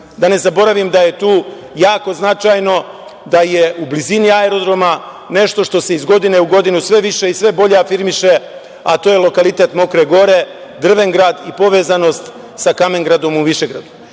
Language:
Serbian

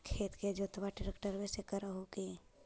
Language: Magahi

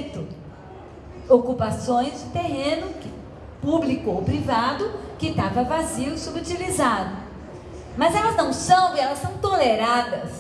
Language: Portuguese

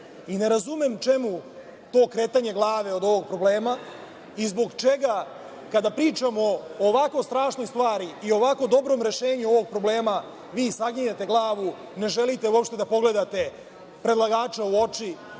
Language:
Serbian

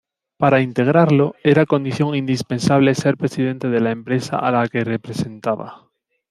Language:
Spanish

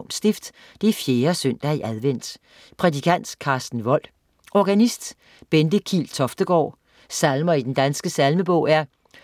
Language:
Danish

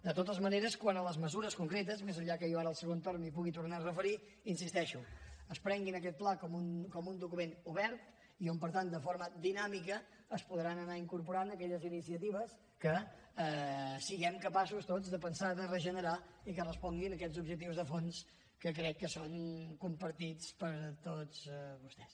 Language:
Catalan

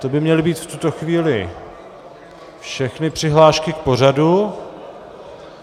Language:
Czech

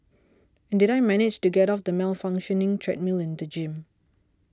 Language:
English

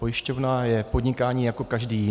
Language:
Czech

